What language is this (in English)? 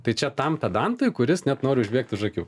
Lithuanian